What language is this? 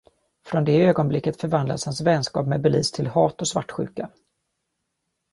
Swedish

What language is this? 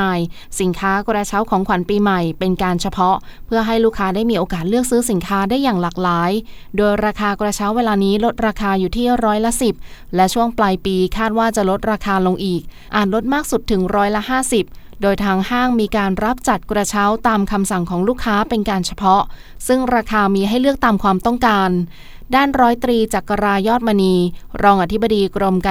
Thai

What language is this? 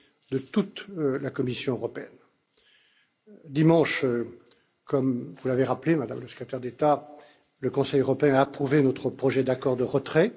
French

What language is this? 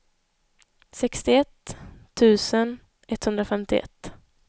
Swedish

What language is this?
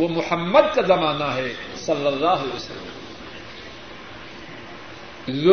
Urdu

